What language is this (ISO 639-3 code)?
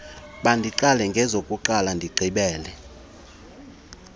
xho